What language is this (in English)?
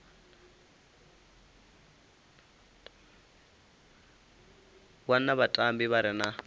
Venda